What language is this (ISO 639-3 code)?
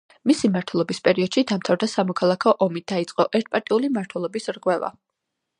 kat